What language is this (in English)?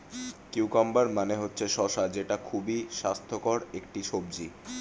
Bangla